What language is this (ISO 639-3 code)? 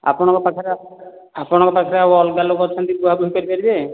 ori